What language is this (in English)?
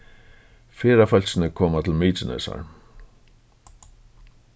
Faroese